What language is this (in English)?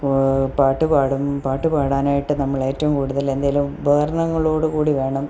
Malayalam